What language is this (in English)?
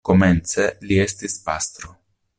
Esperanto